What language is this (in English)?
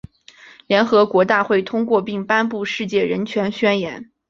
Chinese